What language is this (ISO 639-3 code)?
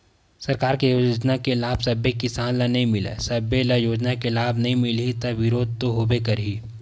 hne